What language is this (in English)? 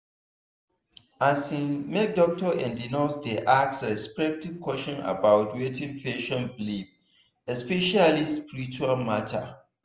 Nigerian Pidgin